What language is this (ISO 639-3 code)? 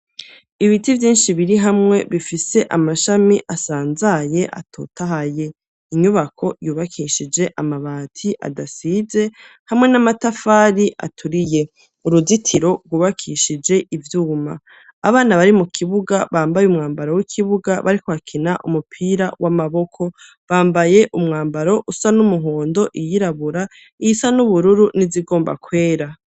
run